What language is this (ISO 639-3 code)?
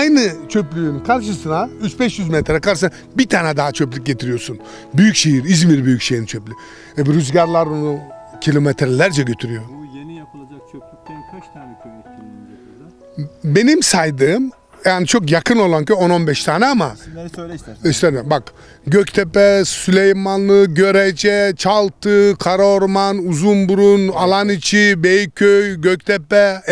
tur